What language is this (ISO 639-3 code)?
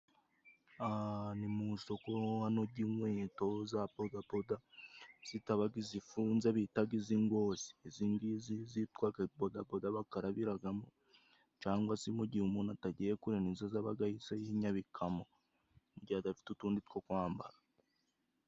kin